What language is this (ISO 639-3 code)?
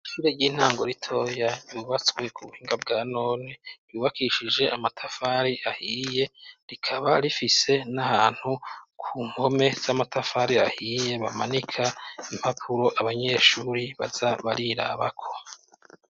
run